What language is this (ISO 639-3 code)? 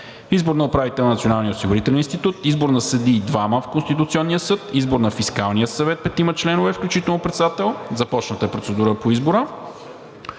bul